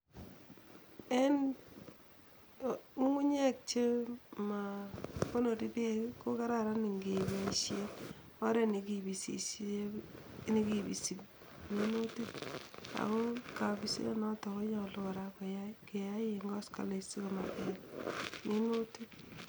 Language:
Kalenjin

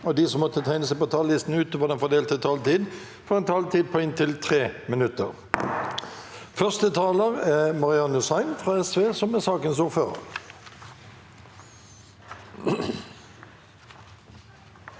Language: Norwegian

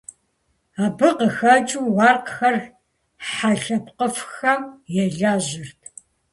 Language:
Kabardian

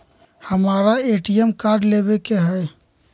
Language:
Magahi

